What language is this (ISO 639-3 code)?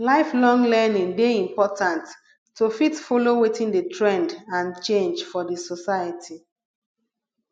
pcm